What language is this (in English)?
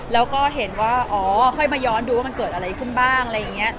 Thai